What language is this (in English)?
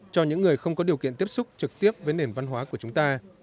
Vietnamese